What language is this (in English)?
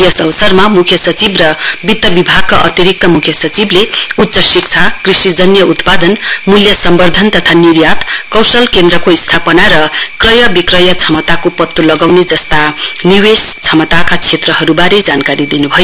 Nepali